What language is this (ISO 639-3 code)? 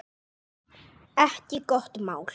isl